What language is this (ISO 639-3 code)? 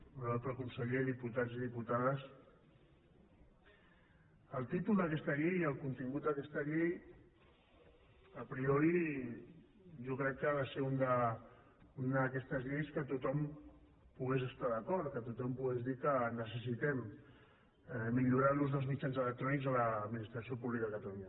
cat